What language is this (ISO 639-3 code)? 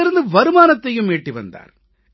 tam